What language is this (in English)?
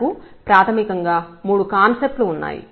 Telugu